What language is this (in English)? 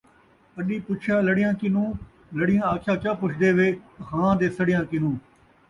Saraiki